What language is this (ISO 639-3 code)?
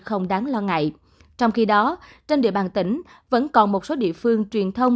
vie